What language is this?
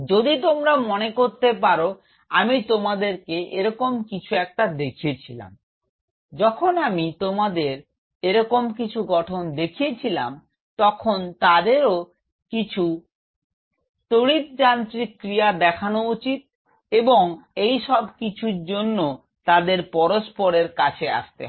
Bangla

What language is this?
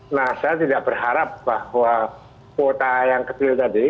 Indonesian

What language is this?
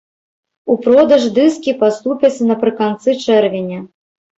Belarusian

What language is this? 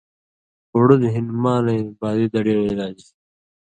Indus Kohistani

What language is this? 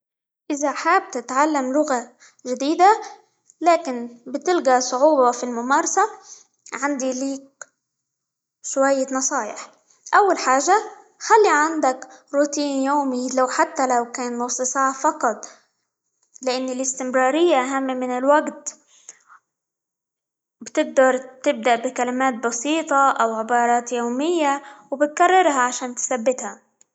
Libyan Arabic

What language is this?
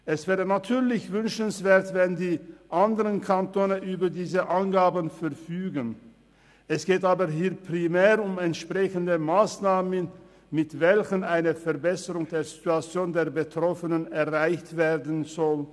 Swiss German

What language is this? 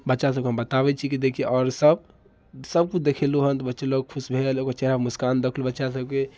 Maithili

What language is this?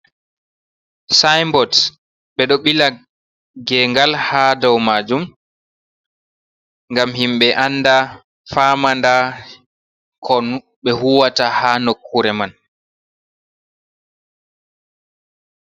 Fula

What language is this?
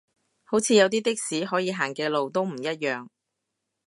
Cantonese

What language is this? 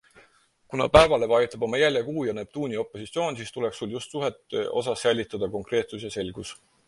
Estonian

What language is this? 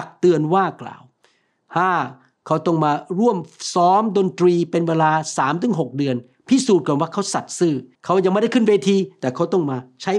Thai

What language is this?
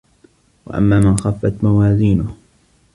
Arabic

